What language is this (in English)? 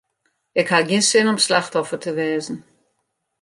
Western Frisian